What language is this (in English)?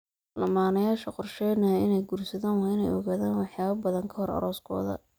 Somali